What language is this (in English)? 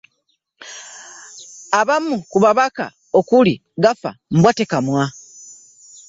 Ganda